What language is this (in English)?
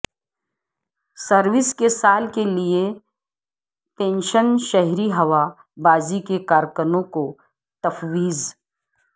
Urdu